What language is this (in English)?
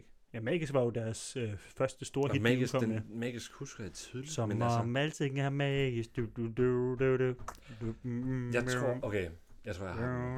Danish